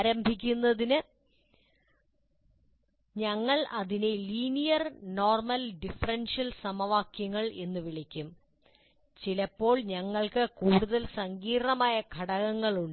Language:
Malayalam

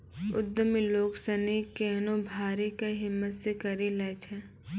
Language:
Maithili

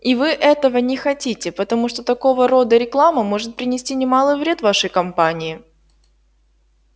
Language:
Russian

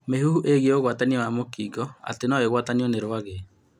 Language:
Kikuyu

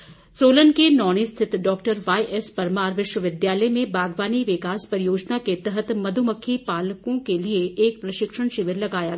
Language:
Hindi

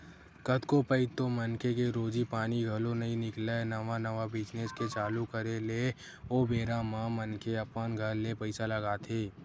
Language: Chhattisgarhi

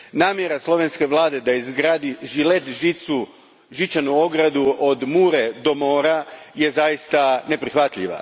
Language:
Croatian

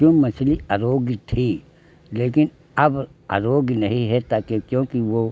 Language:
Hindi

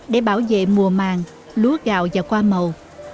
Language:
Vietnamese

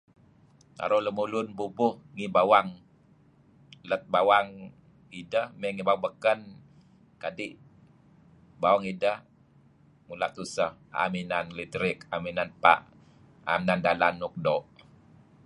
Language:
Kelabit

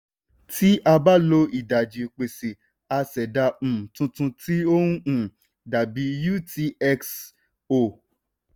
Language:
Yoruba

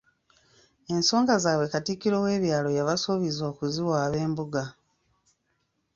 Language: Ganda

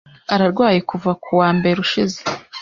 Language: Kinyarwanda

